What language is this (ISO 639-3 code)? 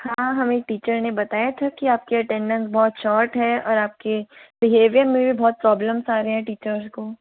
hin